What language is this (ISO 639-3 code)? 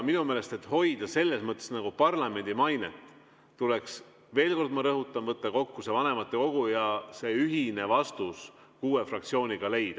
est